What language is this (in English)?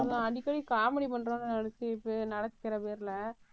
Tamil